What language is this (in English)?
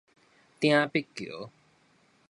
Min Nan Chinese